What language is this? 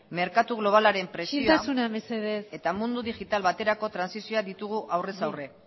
Basque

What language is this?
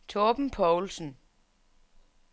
Danish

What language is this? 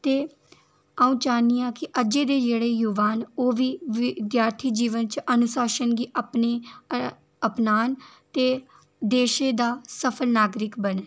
Dogri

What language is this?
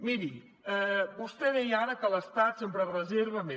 Catalan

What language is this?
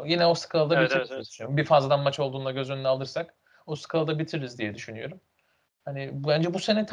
Turkish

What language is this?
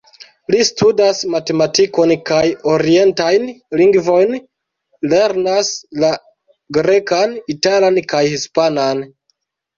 Esperanto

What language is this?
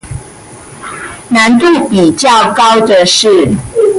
Chinese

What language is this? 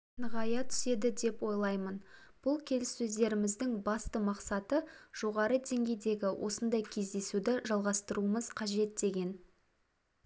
Kazakh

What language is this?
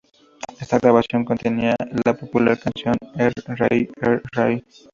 Spanish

